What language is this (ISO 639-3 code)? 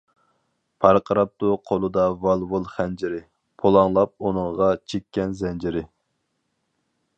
uig